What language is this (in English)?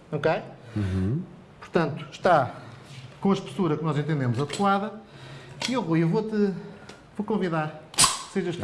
Portuguese